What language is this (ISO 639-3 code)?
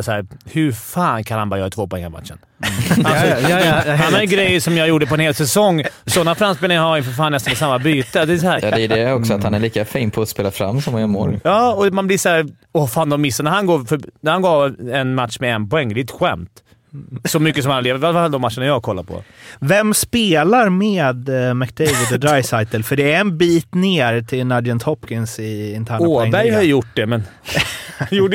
swe